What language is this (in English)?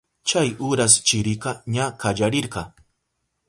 Southern Pastaza Quechua